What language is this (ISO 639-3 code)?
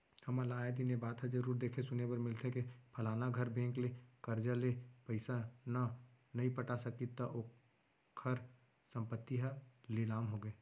hne